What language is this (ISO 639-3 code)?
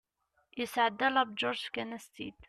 kab